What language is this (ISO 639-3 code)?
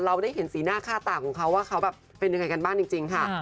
tha